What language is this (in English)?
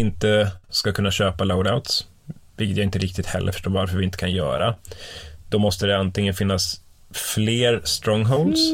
Swedish